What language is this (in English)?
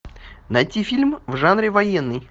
Russian